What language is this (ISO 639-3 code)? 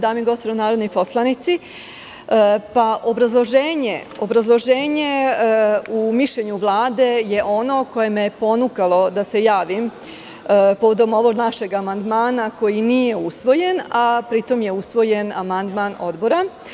srp